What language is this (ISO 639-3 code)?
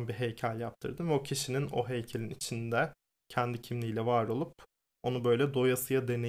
tur